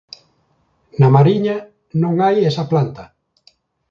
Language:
Galician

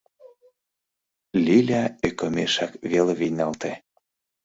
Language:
Mari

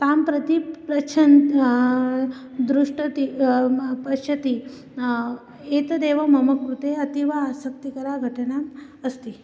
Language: Sanskrit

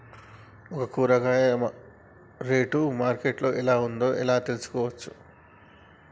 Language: Telugu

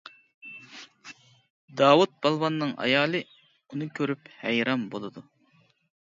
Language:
Uyghur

